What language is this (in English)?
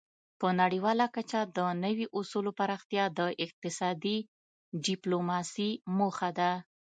Pashto